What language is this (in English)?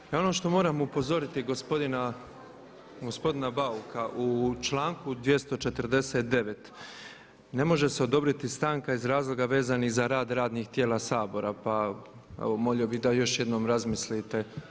Croatian